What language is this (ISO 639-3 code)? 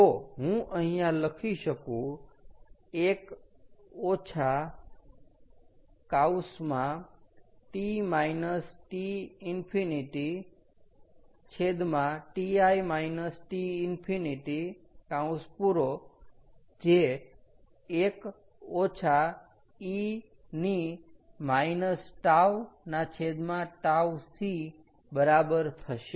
guj